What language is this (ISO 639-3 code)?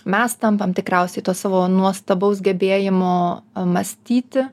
lit